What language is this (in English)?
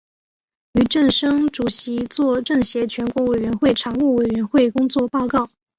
Chinese